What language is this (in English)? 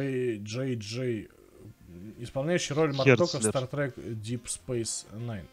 Russian